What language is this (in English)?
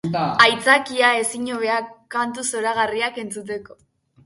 Basque